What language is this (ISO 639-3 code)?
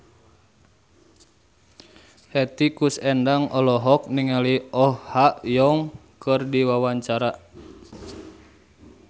sun